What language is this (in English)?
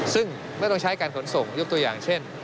Thai